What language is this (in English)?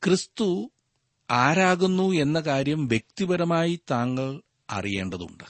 Malayalam